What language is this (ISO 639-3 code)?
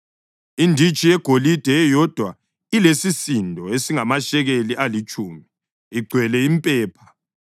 nde